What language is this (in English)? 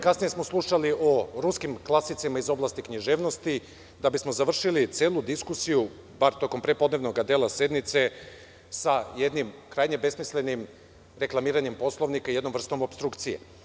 Serbian